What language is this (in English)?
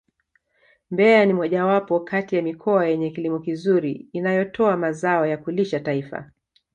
Swahili